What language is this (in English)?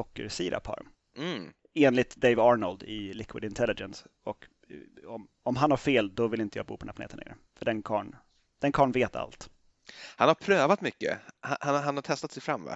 Swedish